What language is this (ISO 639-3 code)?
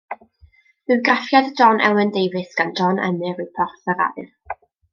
cym